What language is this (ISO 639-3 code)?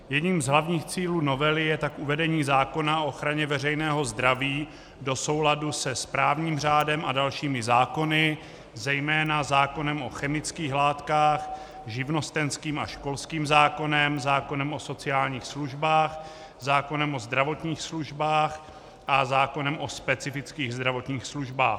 ces